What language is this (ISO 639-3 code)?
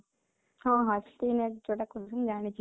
ori